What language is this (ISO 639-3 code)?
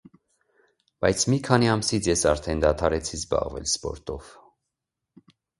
hye